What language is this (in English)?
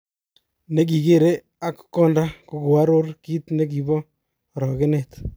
Kalenjin